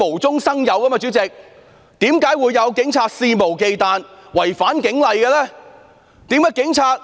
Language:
Cantonese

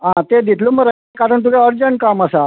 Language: Konkani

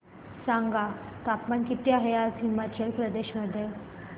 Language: Marathi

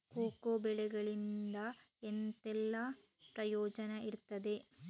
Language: Kannada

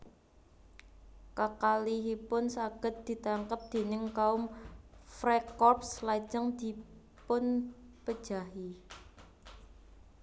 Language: Javanese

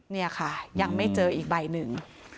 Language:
Thai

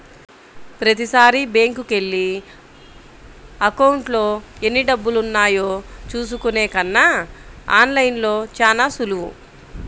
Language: Telugu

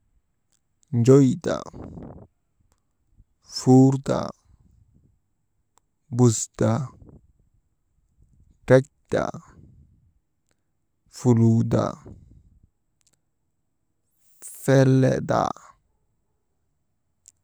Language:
Maba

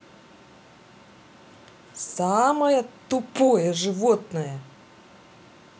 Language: Russian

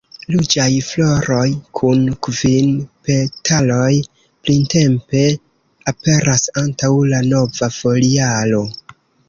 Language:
Esperanto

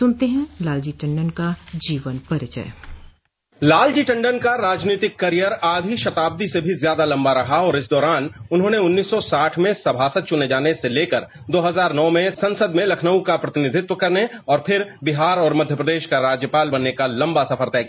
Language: Hindi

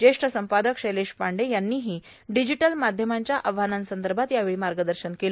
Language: Marathi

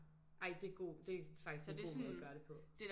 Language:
Danish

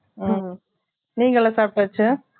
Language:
Tamil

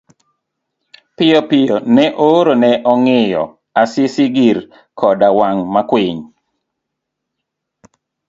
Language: Luo (Kenya and Tanzania)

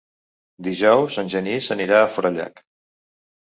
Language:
Catalan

